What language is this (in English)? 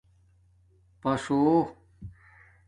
Domaaki